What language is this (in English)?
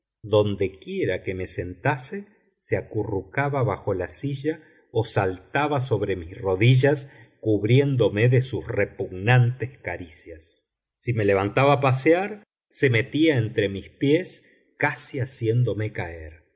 Spanish